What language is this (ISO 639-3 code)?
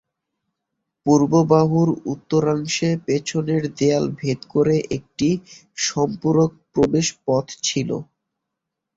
ben